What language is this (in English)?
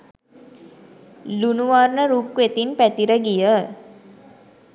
Sinhala